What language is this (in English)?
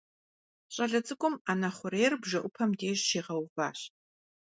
Kabardian